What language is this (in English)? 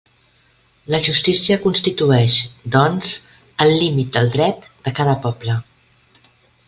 Catalan